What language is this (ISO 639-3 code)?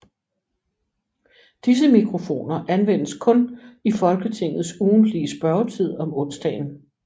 dan